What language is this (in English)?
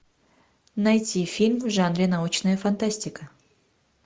Russian